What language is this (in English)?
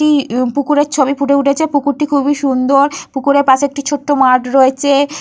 Bangla